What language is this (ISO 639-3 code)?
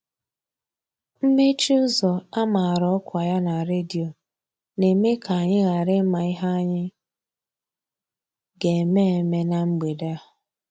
ibo